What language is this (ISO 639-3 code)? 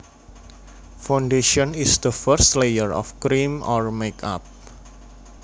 jav